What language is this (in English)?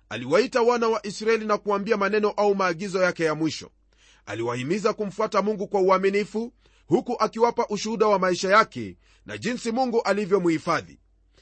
Swahili